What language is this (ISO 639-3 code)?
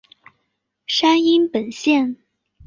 zho